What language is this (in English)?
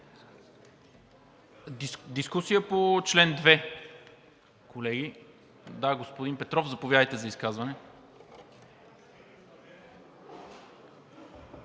Bulgarian